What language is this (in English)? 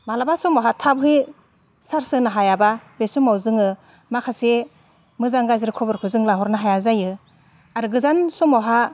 Bodo